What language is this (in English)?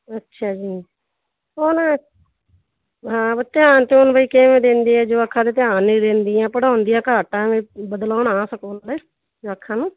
Punjabi